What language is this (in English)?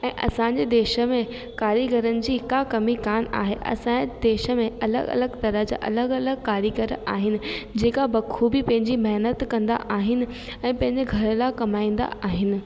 Sindhi